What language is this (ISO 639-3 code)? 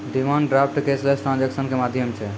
mai